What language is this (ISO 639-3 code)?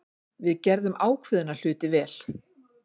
isl